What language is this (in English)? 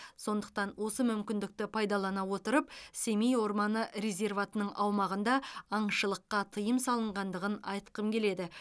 Kazakh